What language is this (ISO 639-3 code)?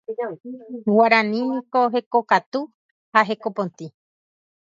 grn